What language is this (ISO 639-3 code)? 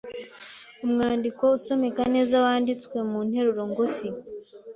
kin